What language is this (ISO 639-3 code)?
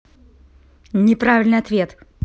rus